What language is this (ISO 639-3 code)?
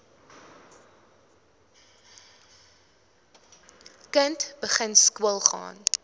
afr